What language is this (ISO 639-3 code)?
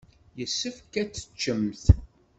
kab